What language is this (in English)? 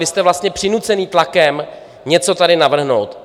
Czech